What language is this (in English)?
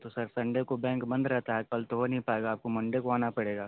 Hindi